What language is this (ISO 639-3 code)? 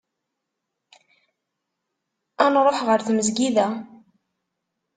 kab